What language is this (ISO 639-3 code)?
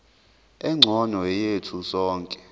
zul